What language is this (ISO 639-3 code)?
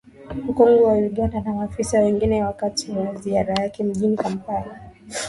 swa